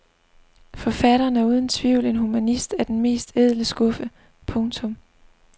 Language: Danish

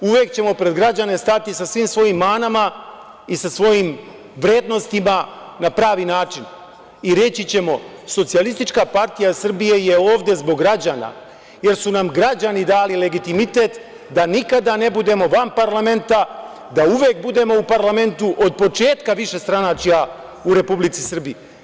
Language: Serbian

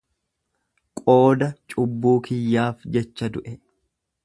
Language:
Oromo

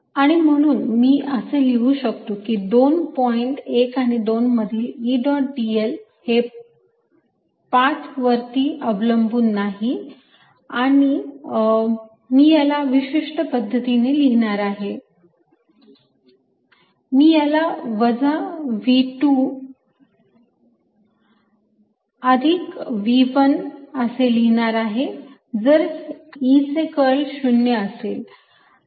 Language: Marathi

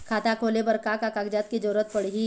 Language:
Chhattisgarhi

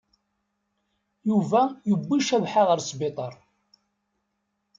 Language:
Kabyle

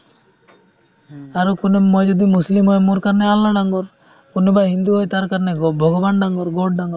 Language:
Assamese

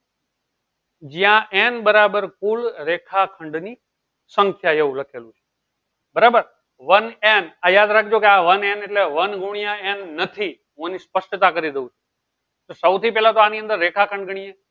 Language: Gujarati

